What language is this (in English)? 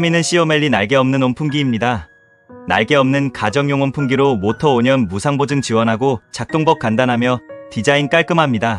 Korean